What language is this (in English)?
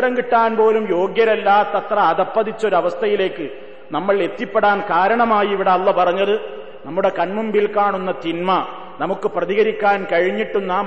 Malayalam